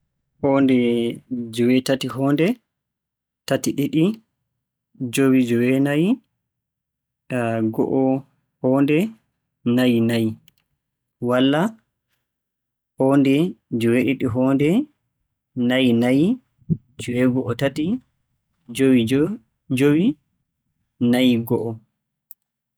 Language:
Borgu Fulfulde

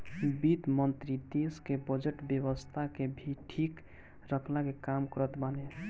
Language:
Bhojpuri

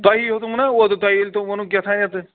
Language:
Kashmiri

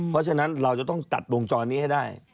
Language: Thai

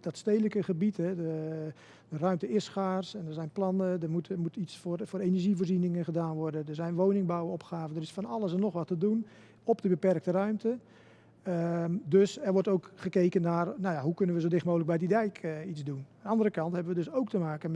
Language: Dutch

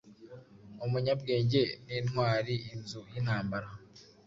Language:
Kinyarwanda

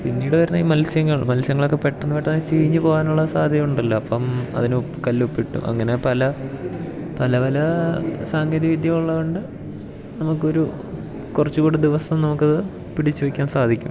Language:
Malayalam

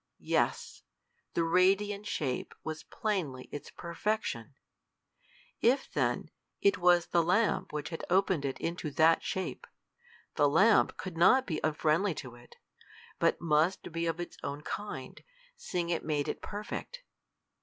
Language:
English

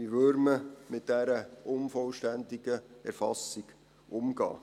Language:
Swiss German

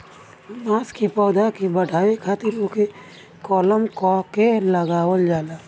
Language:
Bhojpuri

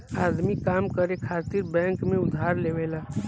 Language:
Bhojpuri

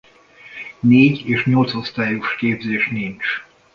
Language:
Hungarian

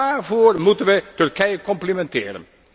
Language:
Dutch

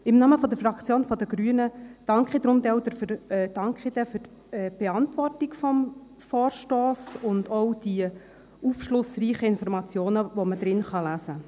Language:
Swiss German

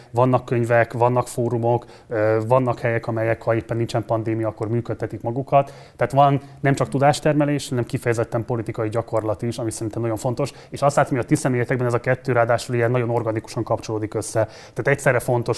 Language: Hungarian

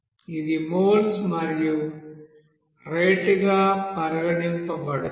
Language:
Telugu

